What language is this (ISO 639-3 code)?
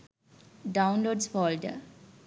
sin